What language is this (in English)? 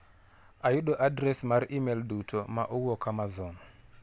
Luo (Kenya and Tanzania)